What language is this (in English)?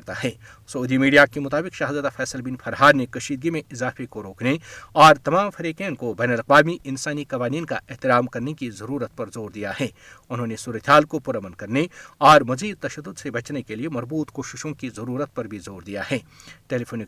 Urdu